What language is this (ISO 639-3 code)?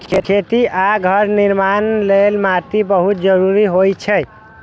mai